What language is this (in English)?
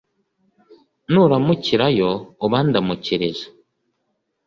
Kinyarwanda